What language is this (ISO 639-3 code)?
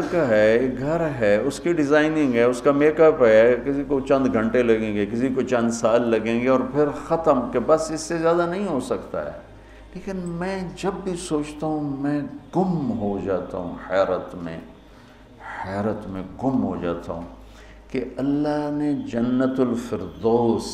urd